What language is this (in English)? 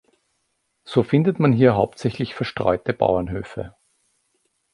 German